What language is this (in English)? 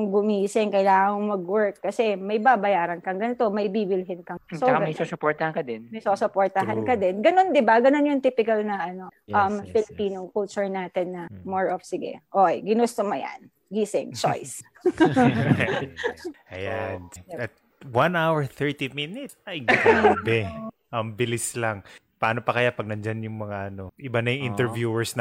Filipino